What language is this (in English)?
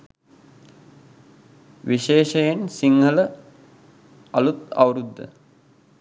Sinhala